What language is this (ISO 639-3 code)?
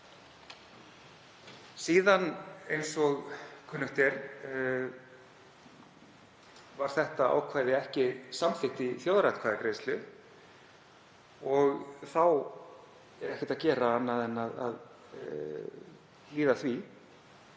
isl